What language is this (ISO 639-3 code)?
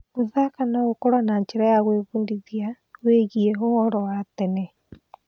kik